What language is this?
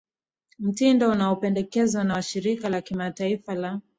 Swahili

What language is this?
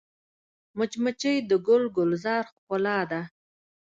Pashto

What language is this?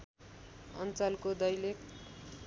Nepali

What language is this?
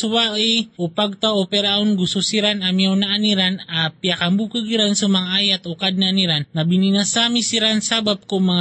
Filipino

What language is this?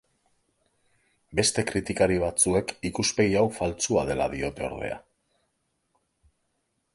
Basque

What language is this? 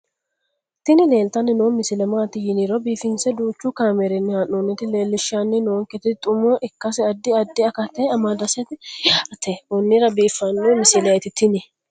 Sidamo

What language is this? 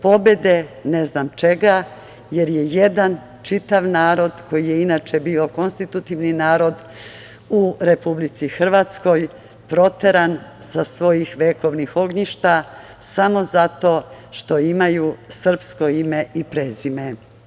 Serbian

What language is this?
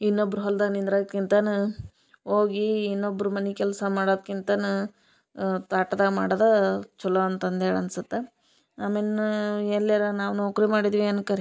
Kannada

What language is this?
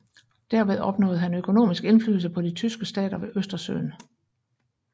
Danish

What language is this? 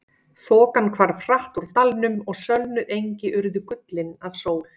Icelandic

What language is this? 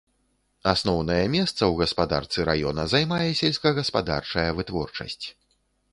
Belarusian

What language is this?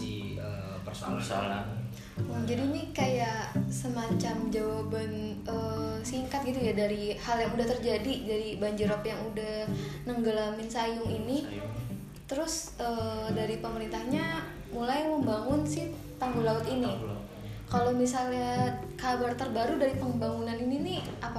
Indonesian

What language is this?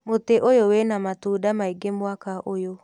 Kikuyu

